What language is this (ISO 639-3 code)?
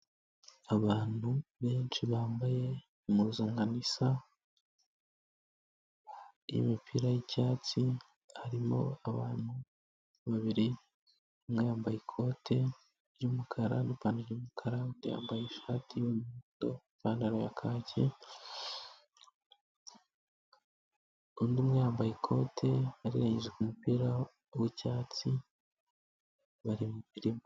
kin